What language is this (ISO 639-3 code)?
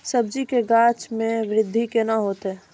mai